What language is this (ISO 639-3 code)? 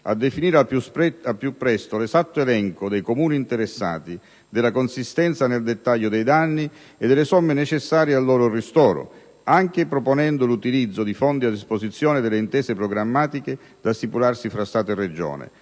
ita